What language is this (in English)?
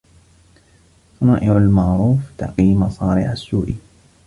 Arabic